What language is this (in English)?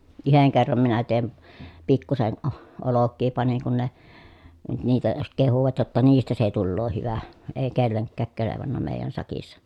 Finnish